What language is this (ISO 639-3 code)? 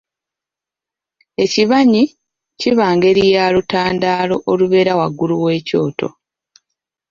lug